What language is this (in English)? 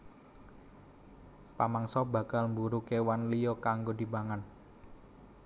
Javanese